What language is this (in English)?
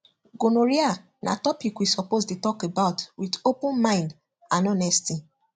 Nigerian Pidgin